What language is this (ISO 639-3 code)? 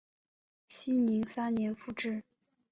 zho